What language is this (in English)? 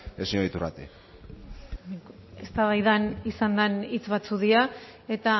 Basque